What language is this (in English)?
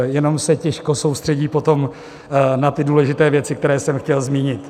Czech